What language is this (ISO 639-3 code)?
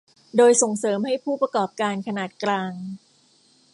tha